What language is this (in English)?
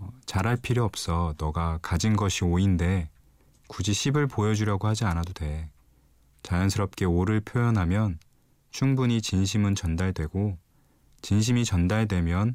Korean